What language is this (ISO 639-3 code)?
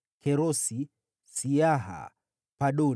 swa